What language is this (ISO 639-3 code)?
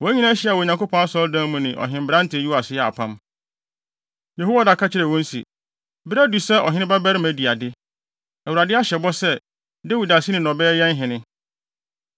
aka